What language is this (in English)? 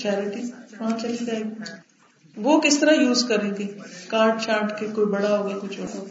Urdu